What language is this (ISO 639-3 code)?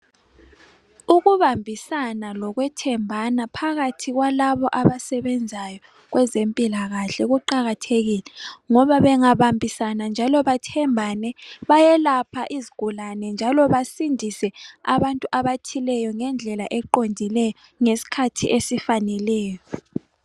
nde